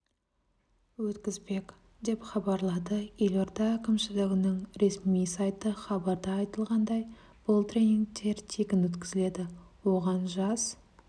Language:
Kazakh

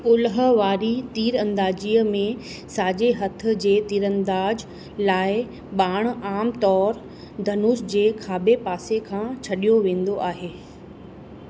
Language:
Sindhi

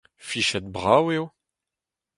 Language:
Breton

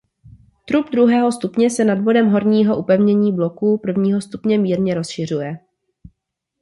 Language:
Czech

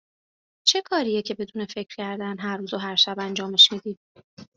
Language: Persian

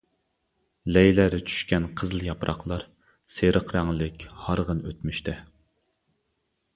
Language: Uyghur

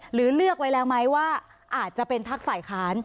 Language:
Thai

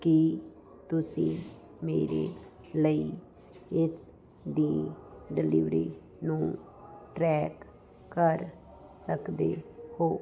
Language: Punjabi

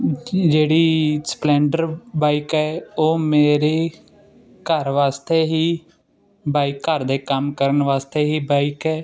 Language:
Punjabi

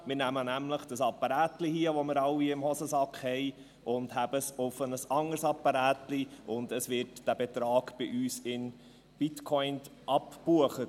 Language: Swiss German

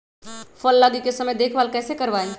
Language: Magahi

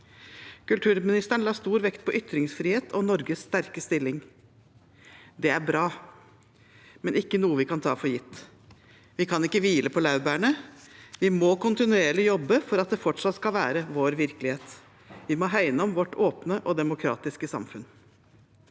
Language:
Norwegian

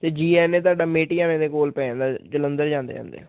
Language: Punjabi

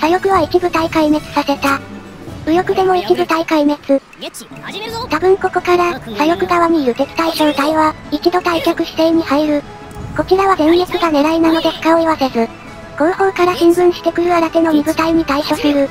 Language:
Japanese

